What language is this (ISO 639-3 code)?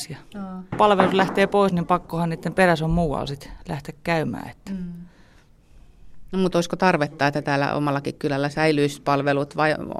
fin